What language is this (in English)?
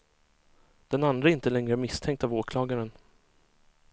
Swedish